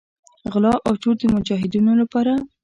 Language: Pashto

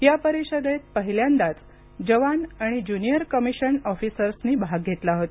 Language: Marathi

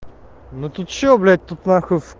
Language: Russian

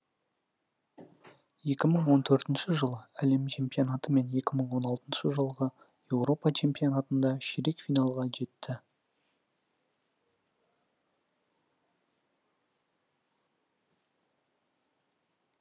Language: Kazakh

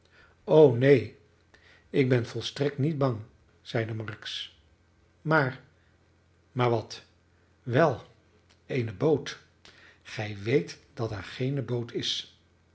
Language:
Dutch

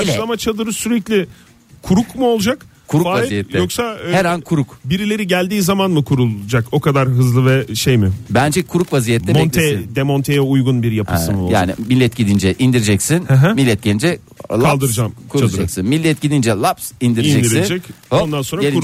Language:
Turkish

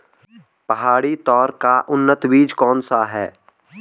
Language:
Hindi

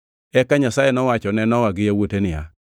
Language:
Luo (Kenya and Tanzania)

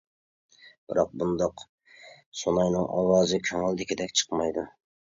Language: Uyghur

